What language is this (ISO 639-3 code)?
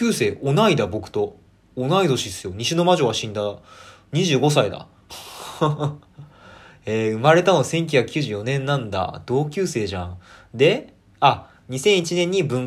jpn